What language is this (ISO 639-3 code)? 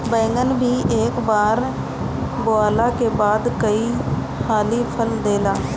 bho